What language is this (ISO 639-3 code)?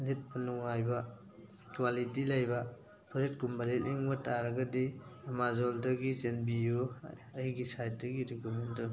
mni